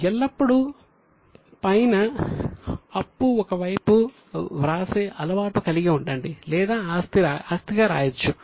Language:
Telugu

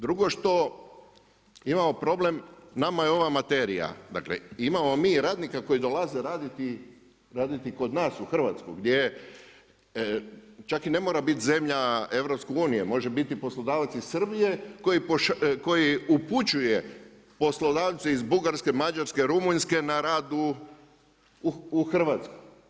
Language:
Croatian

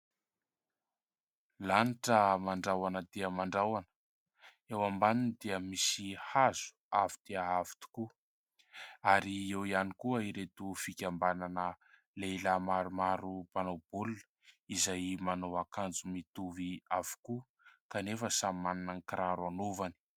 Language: Malagasy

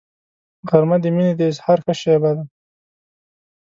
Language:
Pashto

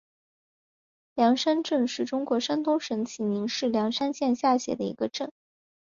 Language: Chinese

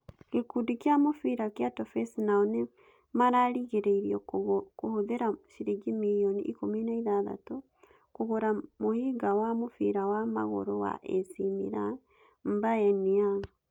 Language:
Kikuyu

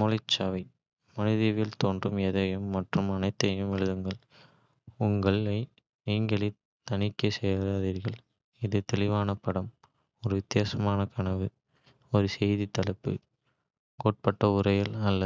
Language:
Kota (India)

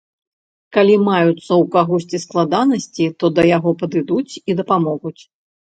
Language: Belarusian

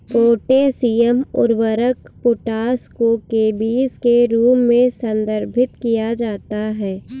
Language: Hindi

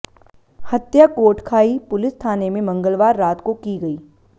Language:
Hindi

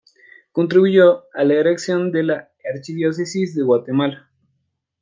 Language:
Spanish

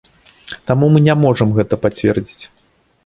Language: Belarusian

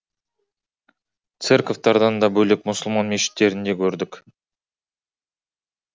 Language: Kazakh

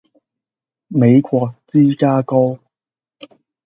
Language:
Cantonese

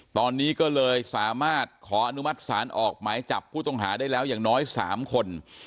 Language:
Thai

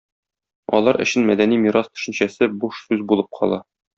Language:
Tatar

